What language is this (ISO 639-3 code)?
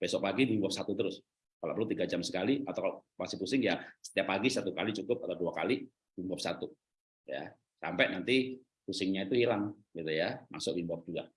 ind